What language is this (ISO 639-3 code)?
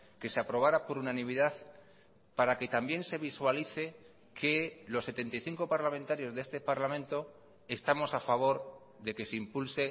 spa